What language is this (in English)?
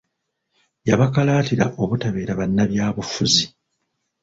Ganda